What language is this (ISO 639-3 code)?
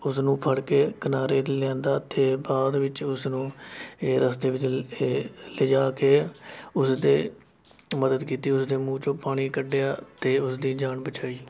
pan